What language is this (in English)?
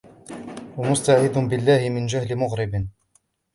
Arabic